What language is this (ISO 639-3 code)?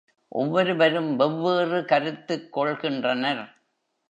tam